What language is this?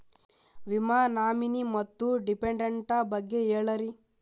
Kannada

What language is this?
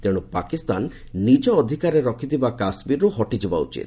Odia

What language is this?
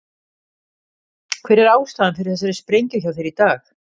Icelandic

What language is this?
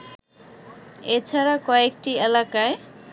Bangla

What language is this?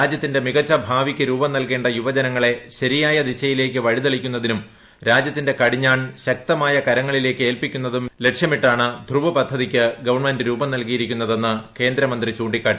Malayalam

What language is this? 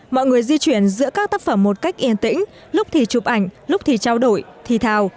Vietnamese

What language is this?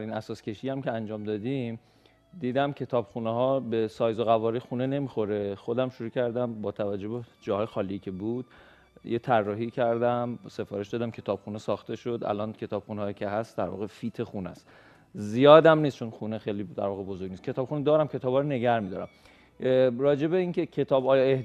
Persian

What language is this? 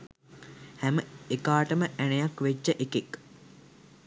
Sinhala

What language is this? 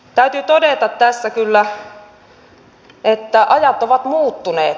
Finnish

